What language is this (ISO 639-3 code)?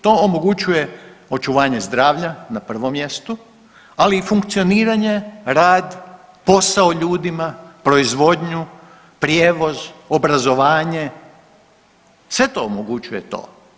hrv